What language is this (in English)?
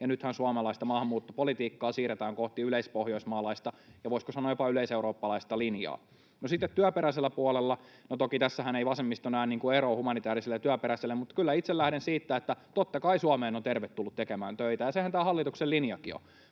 Finnish